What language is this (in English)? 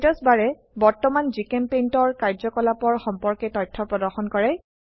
Assamese